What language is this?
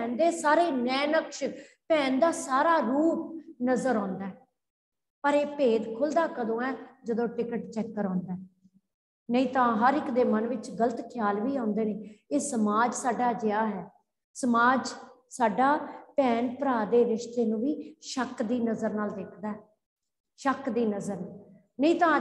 Hindi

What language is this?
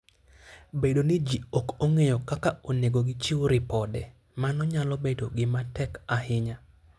Luo (Kenya and Tanzania)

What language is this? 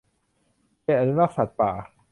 Thai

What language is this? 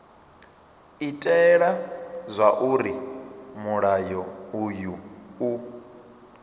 Venda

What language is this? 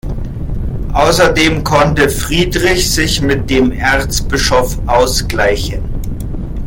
German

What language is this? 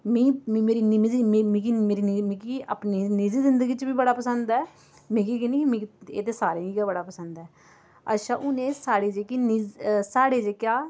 Dogri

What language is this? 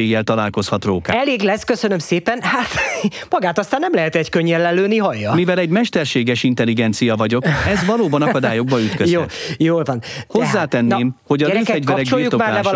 Hungarian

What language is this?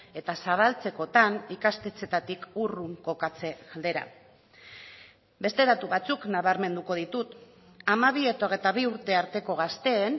Basque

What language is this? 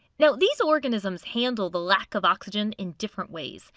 English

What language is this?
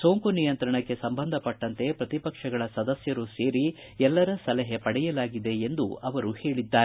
Kannada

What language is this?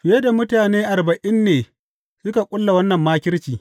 Hausa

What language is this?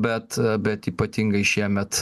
Lithuanian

